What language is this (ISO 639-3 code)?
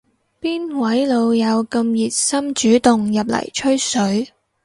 yue